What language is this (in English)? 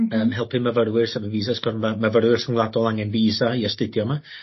Welsh